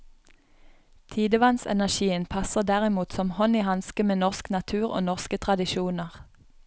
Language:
Norwegian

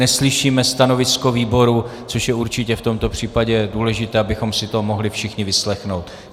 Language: Czech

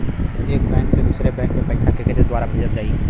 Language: Bhojpuri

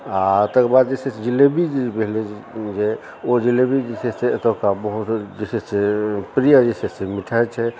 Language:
Maithili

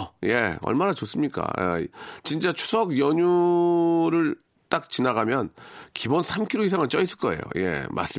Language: Korean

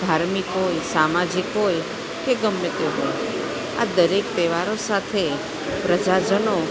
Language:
Gujarati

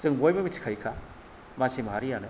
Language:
Bodo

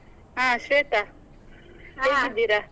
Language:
Kannada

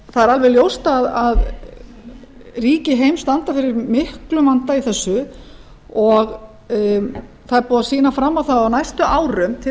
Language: Icelandic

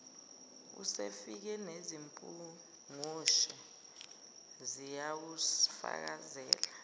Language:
Zulu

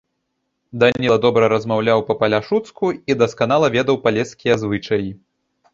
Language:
Belarusian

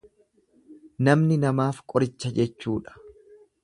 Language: Oromo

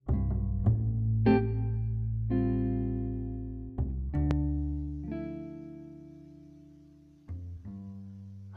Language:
Spanish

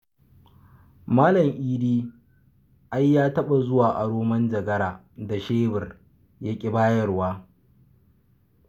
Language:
Hausa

